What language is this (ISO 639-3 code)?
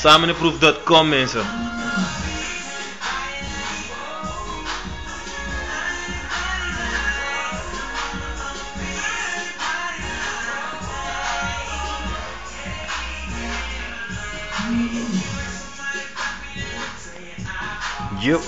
nld